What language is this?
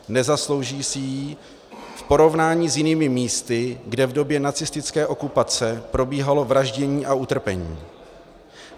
Czech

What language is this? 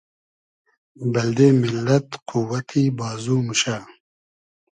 Hazaragi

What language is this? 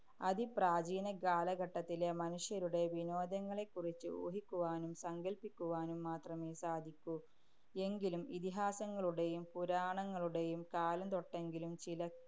Malayalam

